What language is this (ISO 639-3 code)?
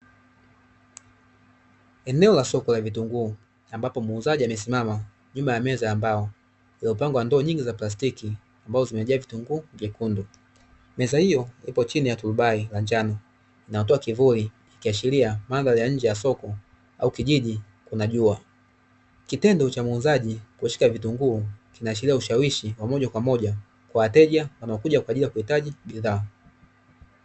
swa